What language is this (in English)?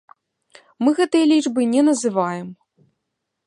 Belarusian